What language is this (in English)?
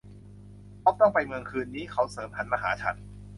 Thai